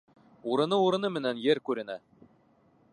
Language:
Bashkir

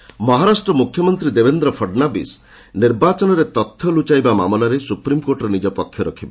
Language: Odia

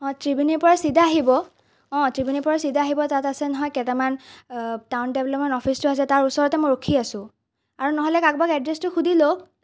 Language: Assamese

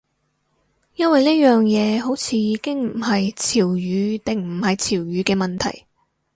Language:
Cantonese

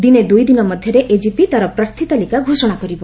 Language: Odia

